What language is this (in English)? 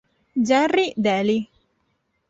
Italian